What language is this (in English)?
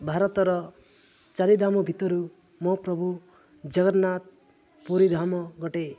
Odia